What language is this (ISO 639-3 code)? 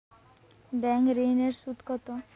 ben